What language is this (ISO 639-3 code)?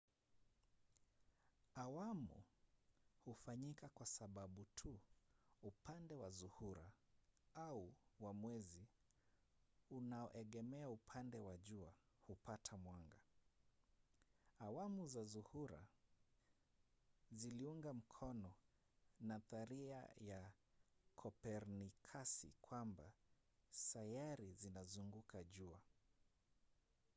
swa